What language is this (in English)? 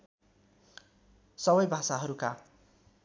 Nepali